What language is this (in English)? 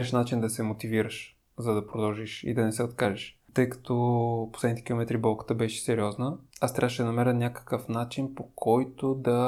Bulgarian